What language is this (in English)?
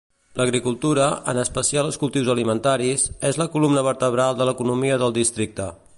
Catalan